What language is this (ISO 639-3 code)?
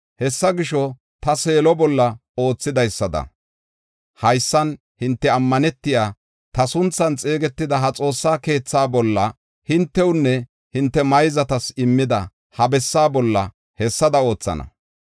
gof